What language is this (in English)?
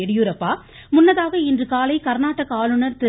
Tamil